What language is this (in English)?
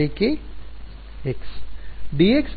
Kannada